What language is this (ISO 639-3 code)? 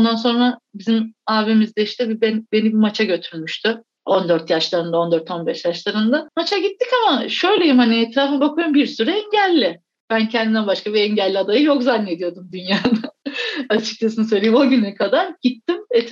tur